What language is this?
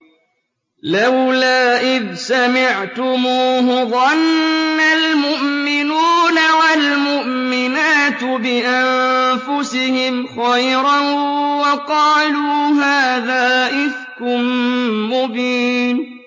Arabic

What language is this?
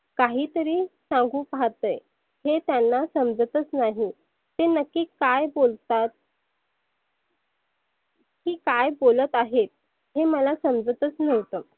Marathi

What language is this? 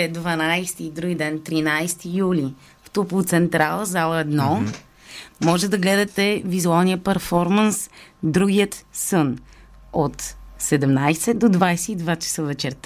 Bulgarian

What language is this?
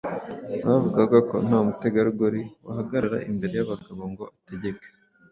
Kinyarwanda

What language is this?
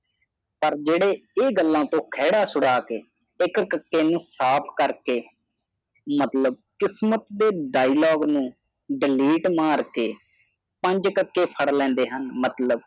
Punjabi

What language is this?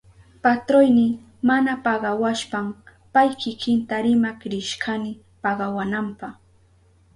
Southern Pastaza Quechua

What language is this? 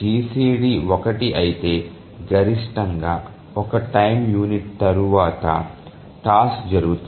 Telugu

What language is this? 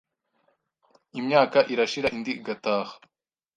Kinyarwanda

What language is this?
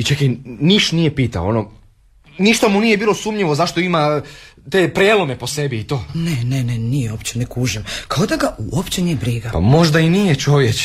Croatian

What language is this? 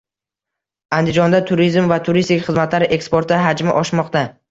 Uzbek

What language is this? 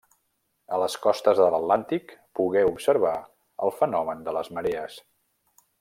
Catalan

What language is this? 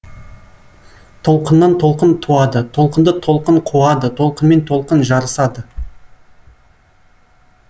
Kazakh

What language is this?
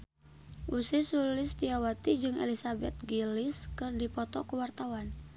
Sundanese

